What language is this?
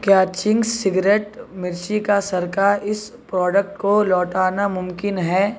Urdu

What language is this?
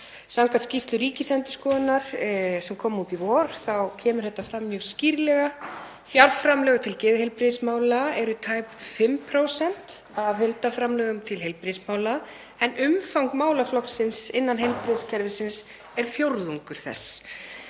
Icelandic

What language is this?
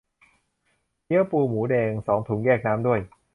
Thai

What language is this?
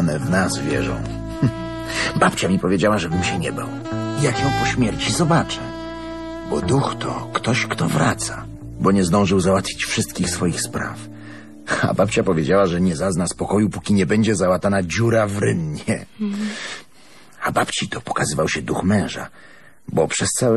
Polish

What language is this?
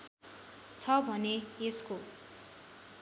Nepali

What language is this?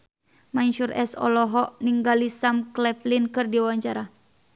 Sundanese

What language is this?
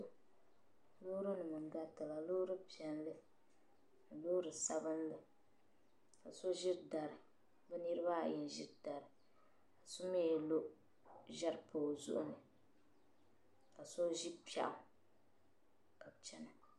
Dagbani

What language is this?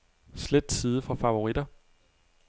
Danish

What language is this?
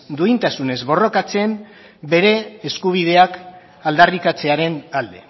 Basque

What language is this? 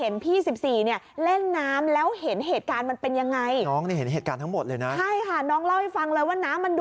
Thai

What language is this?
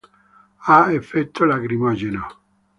Italian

